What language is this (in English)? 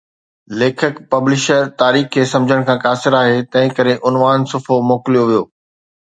Sindhi